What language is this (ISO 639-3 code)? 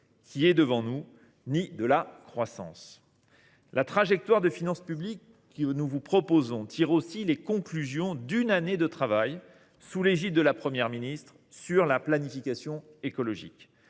fra